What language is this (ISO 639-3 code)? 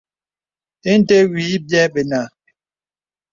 beb